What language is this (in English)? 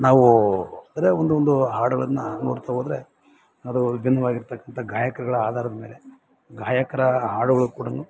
Kannada